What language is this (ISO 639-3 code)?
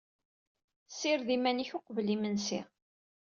kab